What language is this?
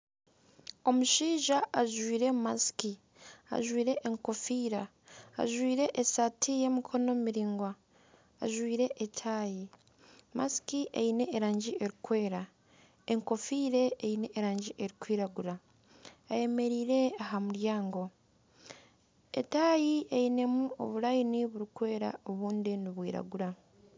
Nyankole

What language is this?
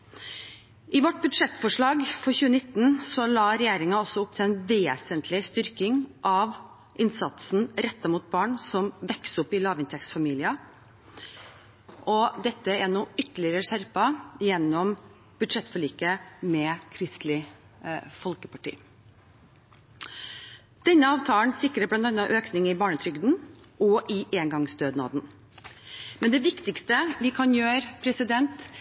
Norwegian Bokmål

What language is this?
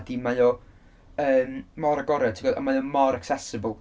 Welsh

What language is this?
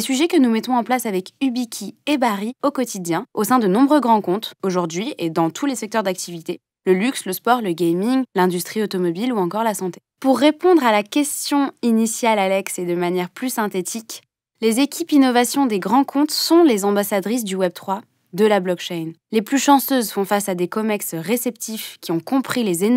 French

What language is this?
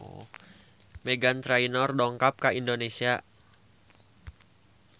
Sundanese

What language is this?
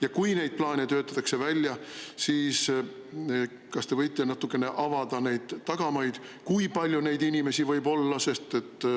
Estonian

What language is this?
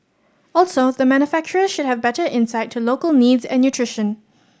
English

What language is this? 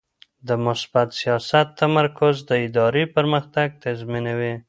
Pashto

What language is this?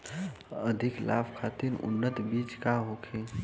Bhojpuri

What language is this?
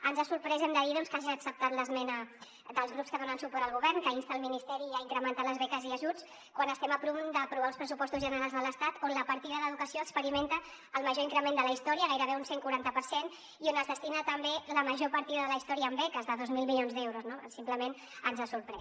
Catalan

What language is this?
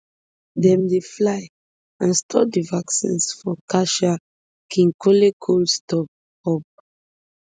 Nigerian Pidgin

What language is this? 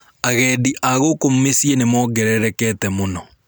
Kikuyu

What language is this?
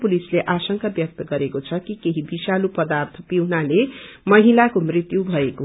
Nepali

